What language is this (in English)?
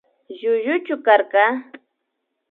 Imbabura Highland Quichua